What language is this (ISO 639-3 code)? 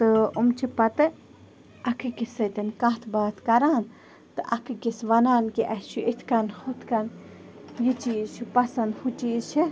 kas